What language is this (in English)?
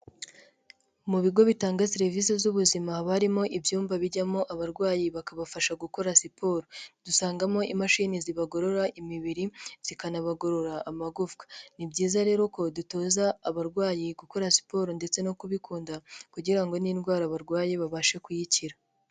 Kinyarwanda